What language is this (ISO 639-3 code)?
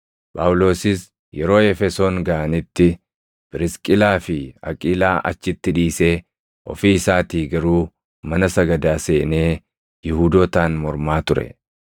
orm